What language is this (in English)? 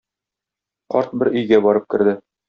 Tatar